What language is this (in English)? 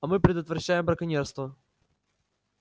Russian